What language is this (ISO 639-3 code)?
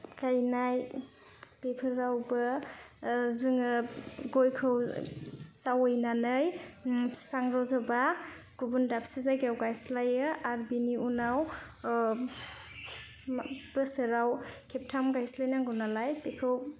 brx